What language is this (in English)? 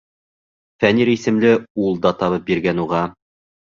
Bashkir